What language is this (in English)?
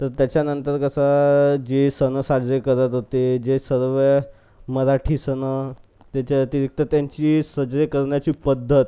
Marathi